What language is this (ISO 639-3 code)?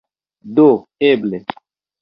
epo